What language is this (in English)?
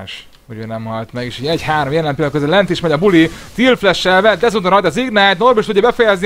Hungarian